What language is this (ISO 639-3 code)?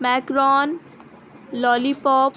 urd